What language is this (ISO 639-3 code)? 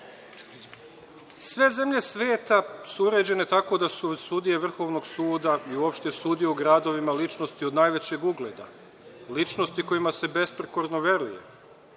srp